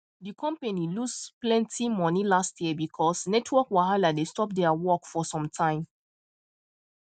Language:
Nigerian Pidgin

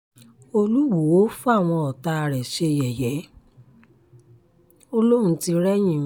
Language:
Yoruba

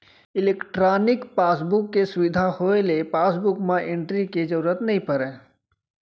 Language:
Chhattisgarhi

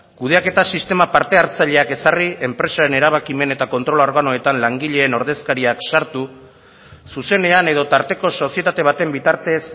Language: Basque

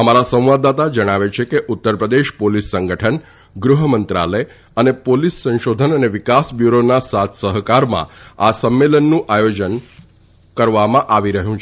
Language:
Gujarati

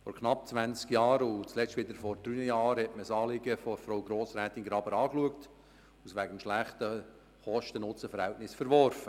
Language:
Swiss German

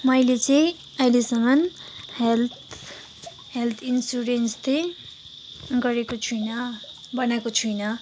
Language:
Nepali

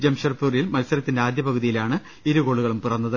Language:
Malayalam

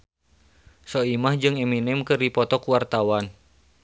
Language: Sundanese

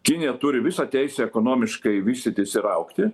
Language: Lithuanian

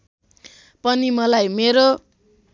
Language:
Nepali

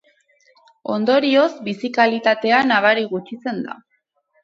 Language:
Basque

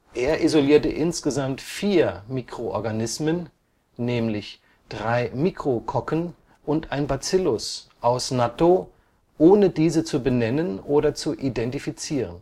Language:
German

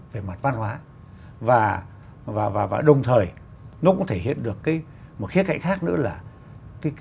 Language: Vietnamese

